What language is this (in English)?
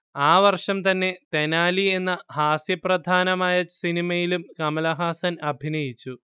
Malayalam